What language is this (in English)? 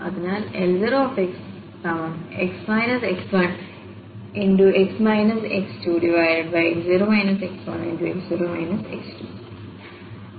Malayalam